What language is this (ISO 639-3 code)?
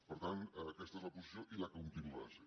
cat